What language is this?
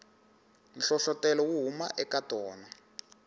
Tsonga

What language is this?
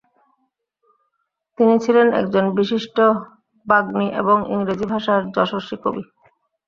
Bangla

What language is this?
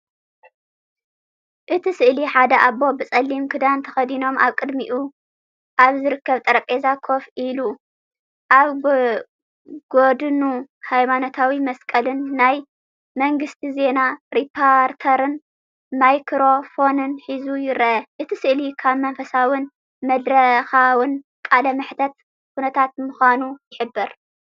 Tigrinya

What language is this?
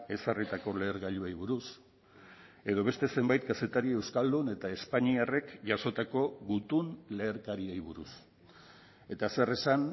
Basque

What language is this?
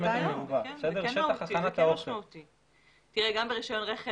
Hebrew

